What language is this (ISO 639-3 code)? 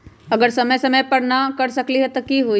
mag